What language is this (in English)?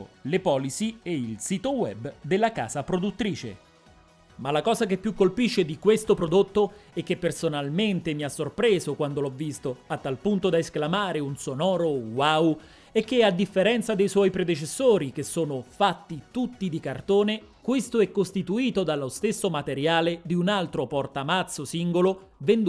Italian